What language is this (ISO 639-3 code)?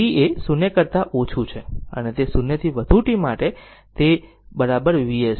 guj